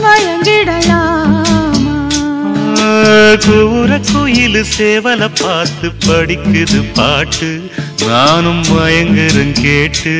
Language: Tamil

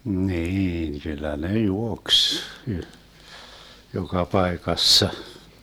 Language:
Finnish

